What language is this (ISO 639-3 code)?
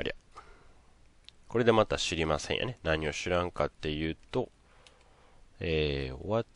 jpn